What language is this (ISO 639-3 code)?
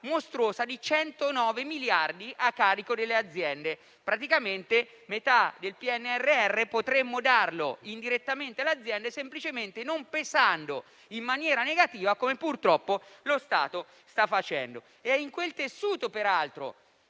ita